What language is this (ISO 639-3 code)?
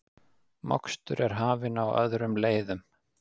isl